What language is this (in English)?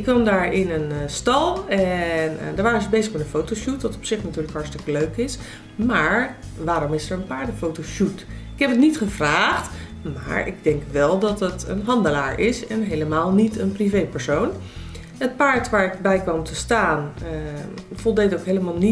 Dutch